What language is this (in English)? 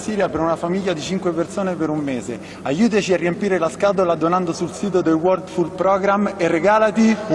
Italian